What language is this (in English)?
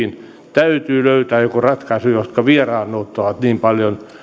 Finnish